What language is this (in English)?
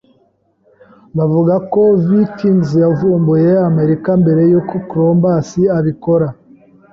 Kinyarwanda